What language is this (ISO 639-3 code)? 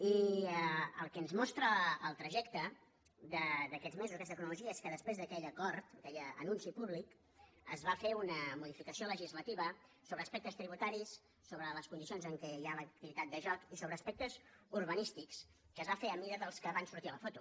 cat